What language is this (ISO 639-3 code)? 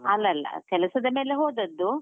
kan